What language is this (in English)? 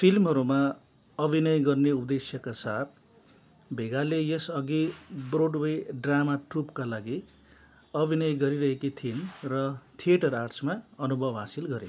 Nepali